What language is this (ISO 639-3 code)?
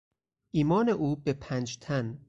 fas